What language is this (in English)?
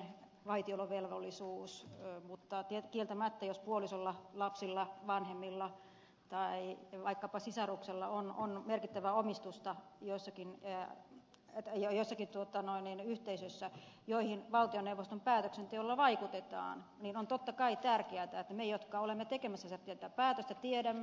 Finnish